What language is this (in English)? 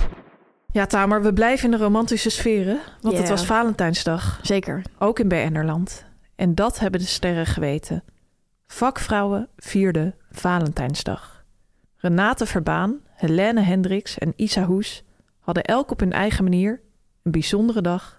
Dutch